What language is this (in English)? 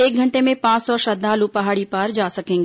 Hindi